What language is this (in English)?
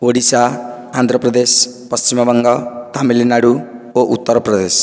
Odia